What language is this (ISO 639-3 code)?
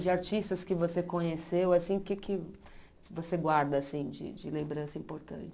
por